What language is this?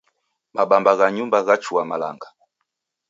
Taita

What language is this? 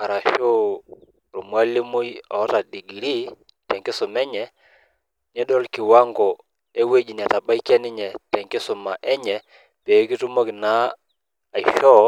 Masai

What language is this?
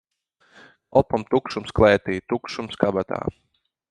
Latvian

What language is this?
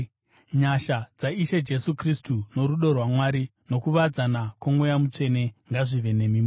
Shona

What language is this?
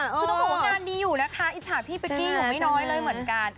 Thai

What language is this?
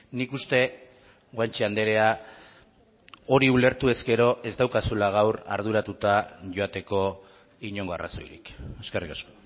Basque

